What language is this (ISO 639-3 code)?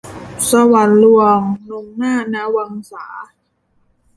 tha